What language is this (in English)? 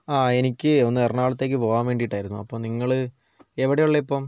Malayalam